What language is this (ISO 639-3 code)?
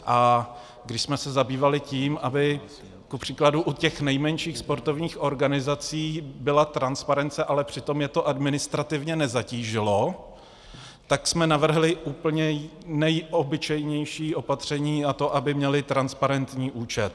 ces